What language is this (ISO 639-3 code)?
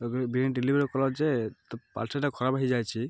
ori